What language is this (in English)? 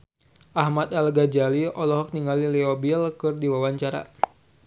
Sundanese